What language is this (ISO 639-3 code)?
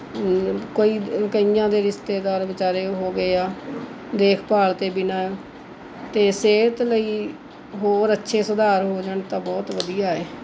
pan